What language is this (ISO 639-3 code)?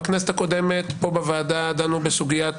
heb